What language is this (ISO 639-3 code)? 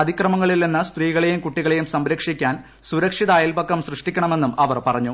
mal